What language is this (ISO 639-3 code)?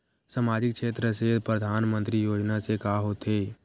hne